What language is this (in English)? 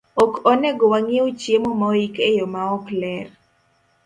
Luo (Kenya and Tanzania)